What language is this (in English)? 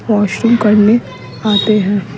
Hindi